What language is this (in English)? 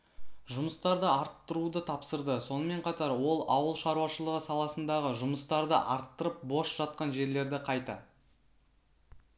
Kazakh